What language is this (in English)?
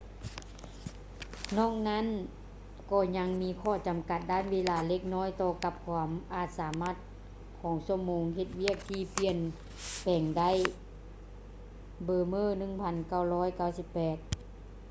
Lao